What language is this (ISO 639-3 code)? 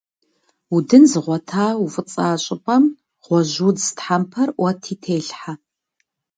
kbd